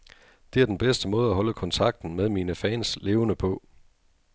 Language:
Danish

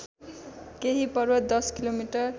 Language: Nepali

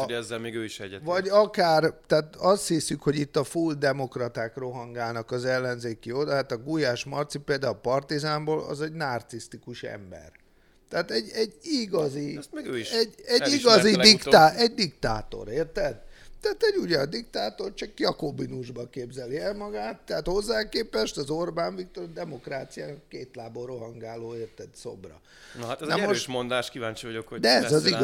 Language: Hungarian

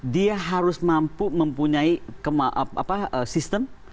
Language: Indonesian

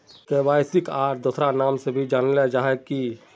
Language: Magahi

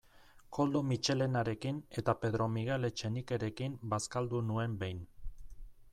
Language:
Basque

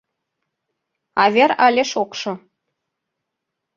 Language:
Mari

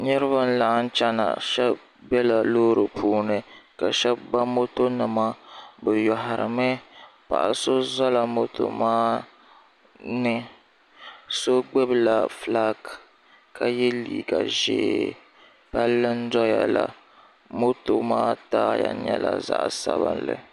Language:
Dagbani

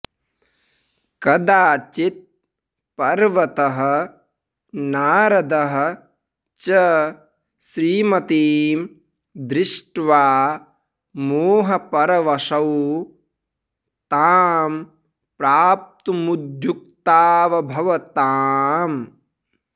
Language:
Sanskrit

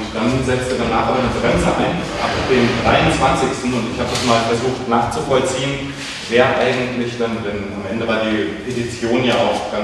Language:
German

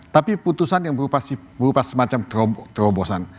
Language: Indonesian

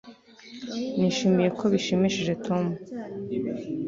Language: Kinyarwanda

